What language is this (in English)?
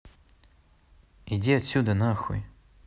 Russian